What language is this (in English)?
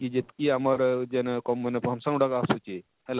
Odia